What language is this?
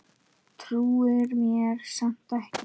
Icelandic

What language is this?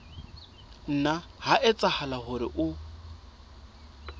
Southern Sotho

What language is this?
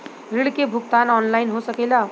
Bhojpuri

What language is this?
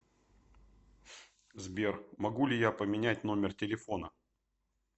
Russian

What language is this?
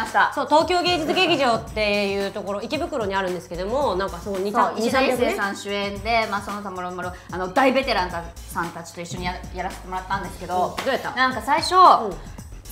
Japanese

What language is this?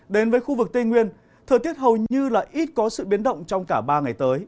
Vietnamese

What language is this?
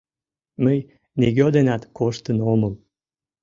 Mari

